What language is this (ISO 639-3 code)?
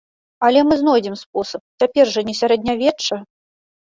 bel